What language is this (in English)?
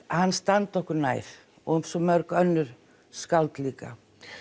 Icelandic